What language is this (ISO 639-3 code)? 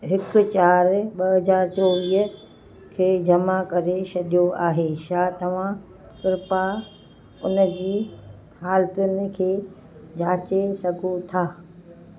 snd